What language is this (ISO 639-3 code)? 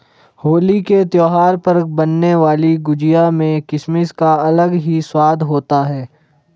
hin